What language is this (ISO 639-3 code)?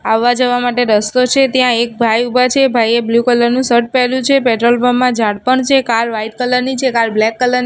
guj